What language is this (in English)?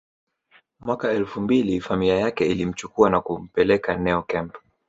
Swahili